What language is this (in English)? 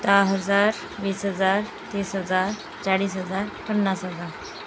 Marathi